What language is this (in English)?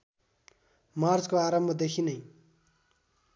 Nepali